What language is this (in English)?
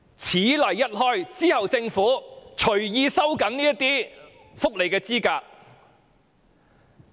Cantonese